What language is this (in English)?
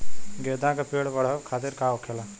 Bhojpuri